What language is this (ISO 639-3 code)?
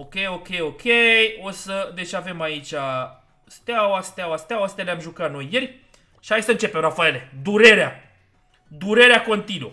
ron